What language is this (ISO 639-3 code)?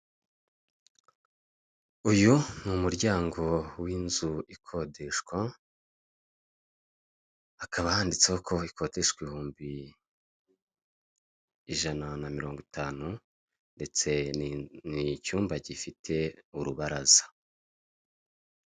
kin